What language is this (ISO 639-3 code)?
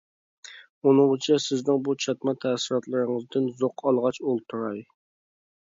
uig